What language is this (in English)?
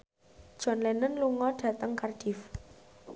Javanese